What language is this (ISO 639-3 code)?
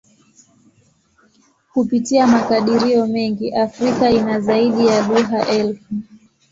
swa